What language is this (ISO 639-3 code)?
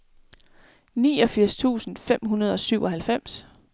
dan